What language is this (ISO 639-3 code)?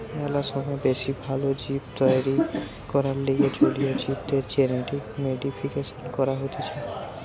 ben